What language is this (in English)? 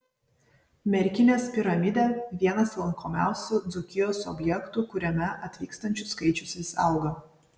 Lithuanian